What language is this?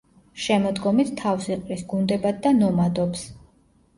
Georgian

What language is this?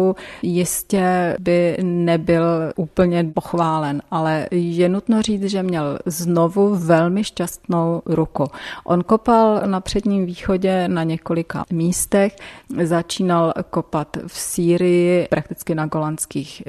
Czech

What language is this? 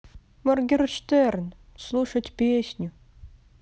Russian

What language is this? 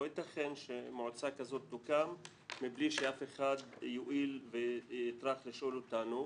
Hebrew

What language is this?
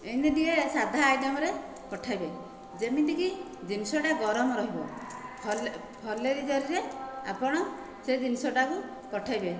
Odia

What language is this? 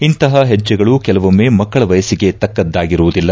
Kannada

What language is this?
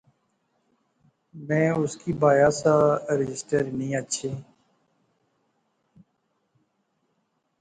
Pahari-Potwari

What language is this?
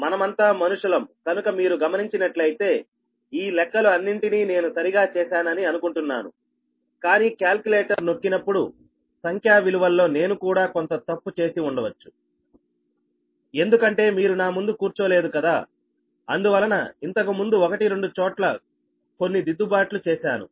Telugu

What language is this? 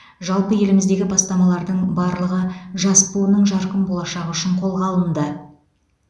Kazakh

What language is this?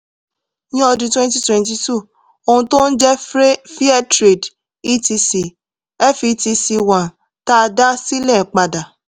Yoruba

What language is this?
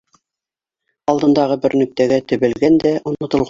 Bashkir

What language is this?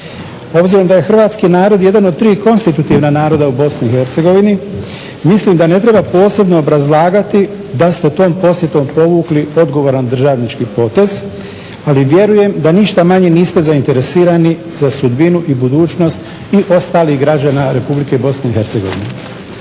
Croatian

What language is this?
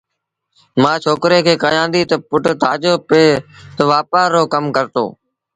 Sindhi Bhil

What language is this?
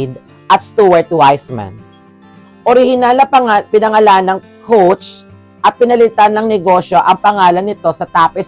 Filipino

